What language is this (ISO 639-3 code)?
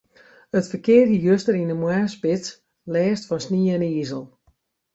fry